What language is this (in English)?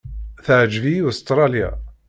Kabyle